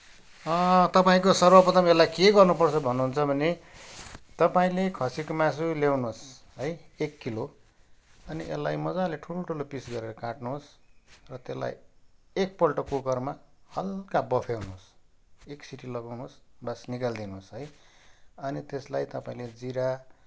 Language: Nepali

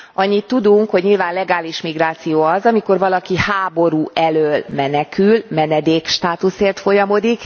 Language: Hungarian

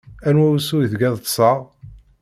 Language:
Kabyle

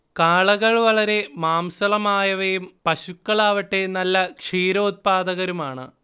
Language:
Malayalam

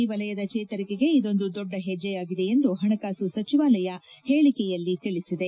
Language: Kannada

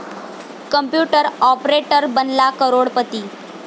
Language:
Marathi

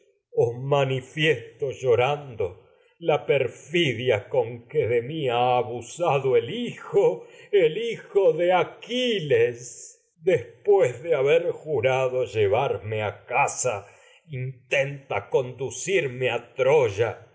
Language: Spanish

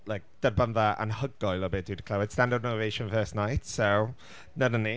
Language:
Welsh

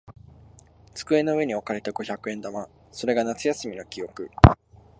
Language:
Japanese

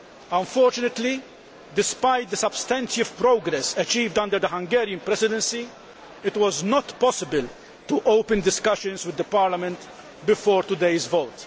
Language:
English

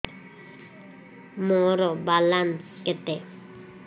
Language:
Odia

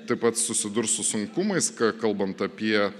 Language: Lithuanian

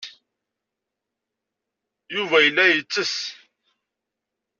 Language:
Kabyle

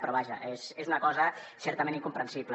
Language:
Catalan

